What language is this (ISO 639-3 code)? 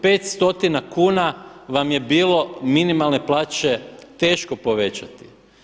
hrv